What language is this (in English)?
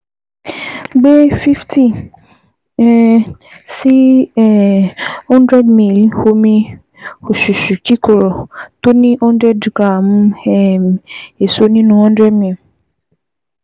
Yoruba